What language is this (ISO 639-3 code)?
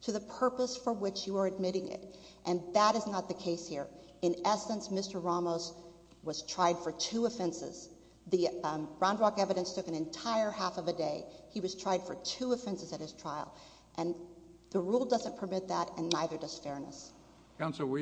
eng